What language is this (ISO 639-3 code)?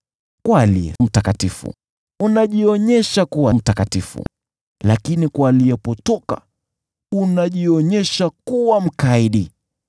swa